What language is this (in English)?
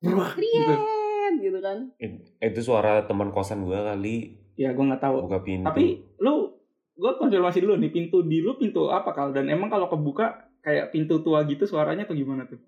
Indonesian